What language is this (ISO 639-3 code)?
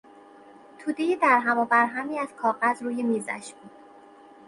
fas